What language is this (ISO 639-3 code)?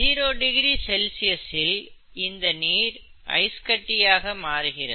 tam